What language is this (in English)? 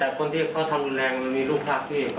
Thai